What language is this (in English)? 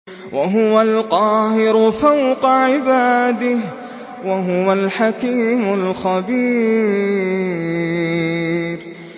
Arabic